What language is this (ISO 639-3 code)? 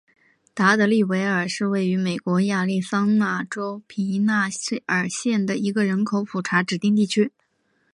zho